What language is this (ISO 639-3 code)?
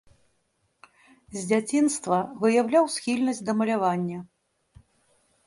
bel